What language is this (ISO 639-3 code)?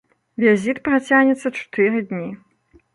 bel